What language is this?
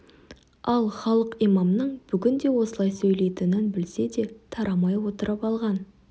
Kazakh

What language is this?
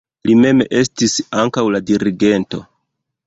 Esperanto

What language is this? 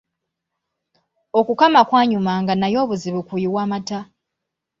Ganda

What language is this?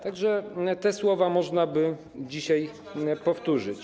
Polish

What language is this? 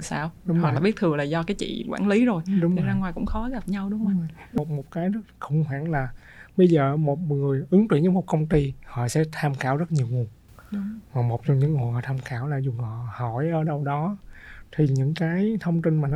Vietnamese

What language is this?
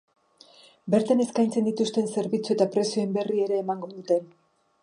Basque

